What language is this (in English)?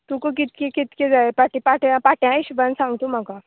Konkani